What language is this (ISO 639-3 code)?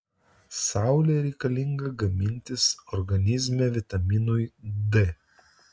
lit